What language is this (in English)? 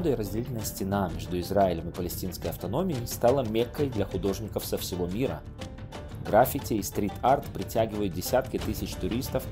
Russian